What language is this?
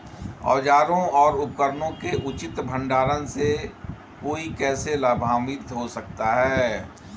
Hindi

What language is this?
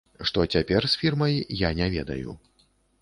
Belarusian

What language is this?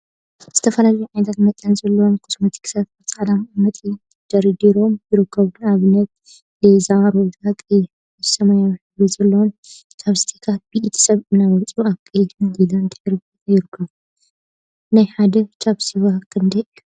Tigrinya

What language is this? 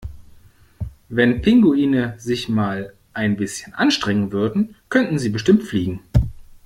German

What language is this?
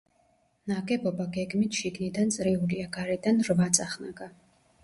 Georgian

